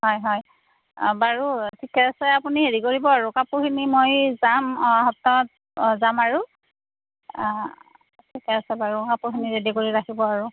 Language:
Assamese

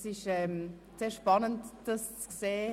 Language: Swiss German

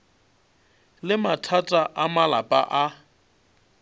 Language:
Northern Sotho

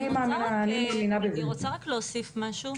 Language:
Hebrew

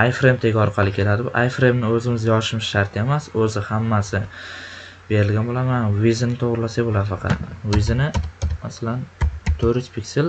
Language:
Turkish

